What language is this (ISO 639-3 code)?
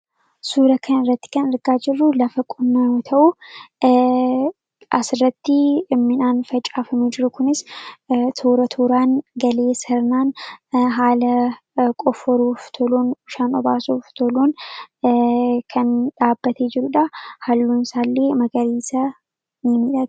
orm